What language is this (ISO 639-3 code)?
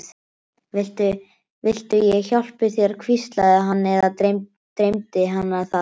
isl